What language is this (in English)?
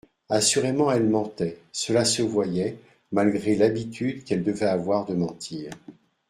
French